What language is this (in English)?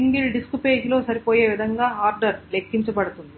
Telugu